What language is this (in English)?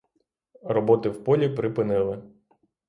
Ukrainian